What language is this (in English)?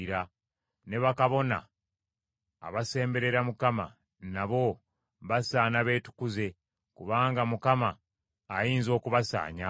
Ganda